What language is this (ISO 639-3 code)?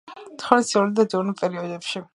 kat